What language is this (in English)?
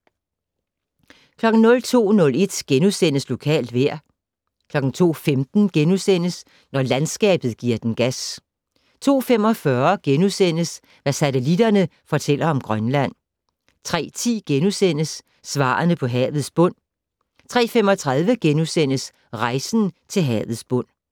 Danish